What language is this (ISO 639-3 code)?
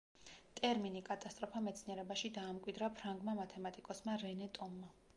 kat